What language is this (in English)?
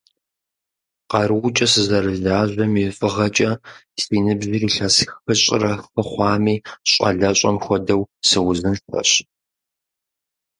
Kabardian